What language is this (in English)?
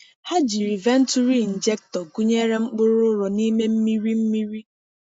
Igbo